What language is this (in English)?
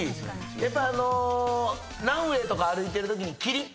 Japanese